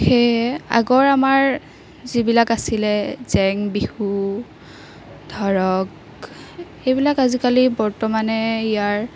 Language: Assamese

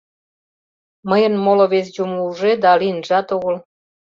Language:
Mari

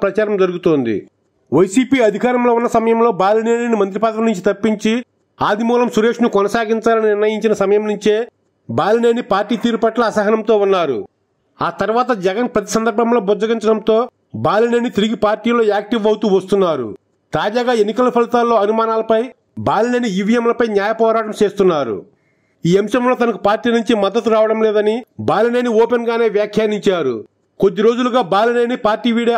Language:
Telugu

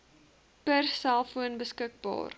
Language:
Afrikaans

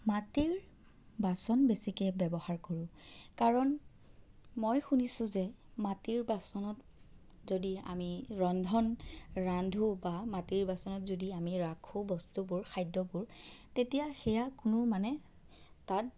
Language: Assamese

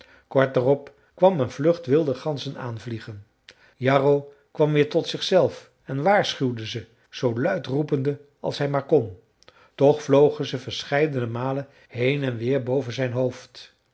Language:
Dutch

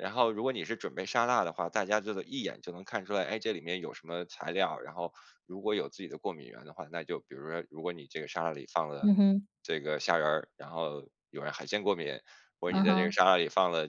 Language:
Chinese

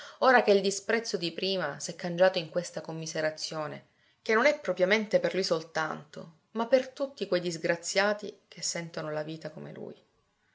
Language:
Italian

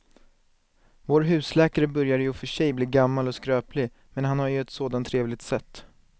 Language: Swedish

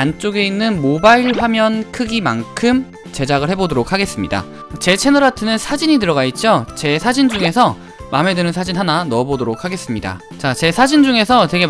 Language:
Korean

